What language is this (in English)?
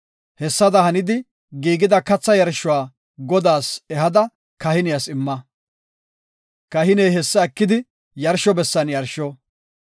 Gofa